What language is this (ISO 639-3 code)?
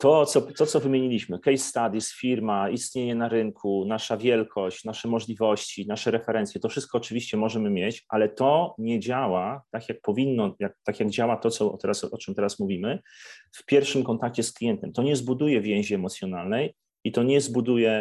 pol